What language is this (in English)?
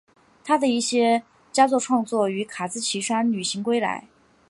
Chinese